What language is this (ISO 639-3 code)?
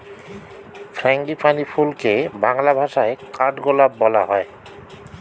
ben